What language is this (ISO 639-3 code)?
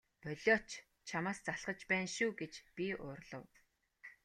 mon